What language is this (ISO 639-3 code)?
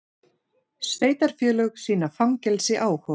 isl